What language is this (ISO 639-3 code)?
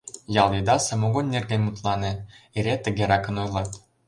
chm